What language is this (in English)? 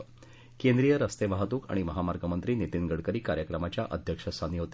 Marathi